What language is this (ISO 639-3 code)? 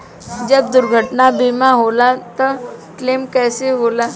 bho